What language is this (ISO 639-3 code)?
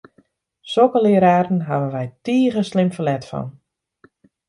fry